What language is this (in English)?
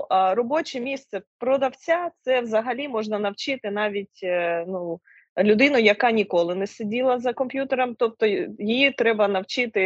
Ukrainian